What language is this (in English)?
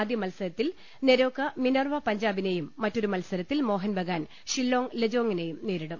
Malayalam